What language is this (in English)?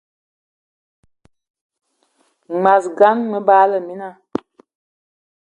Eton (Cameroon)